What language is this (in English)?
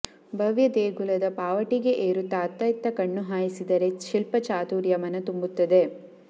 Kannada